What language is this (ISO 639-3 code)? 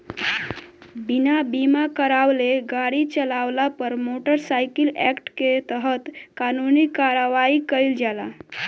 bho